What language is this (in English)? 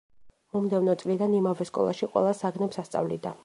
Georgian